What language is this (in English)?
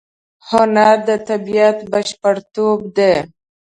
Pashto